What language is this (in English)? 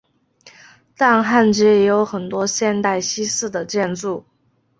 Chinese